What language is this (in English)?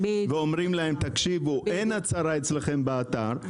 Hebrew